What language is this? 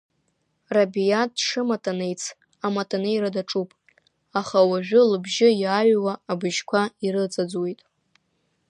Abkhazian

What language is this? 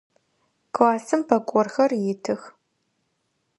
Adyghe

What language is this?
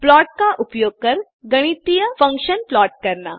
Hindi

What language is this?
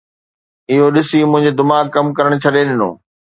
Sindhi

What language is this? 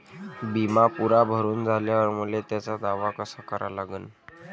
Marathi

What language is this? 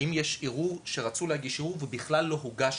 Hebrew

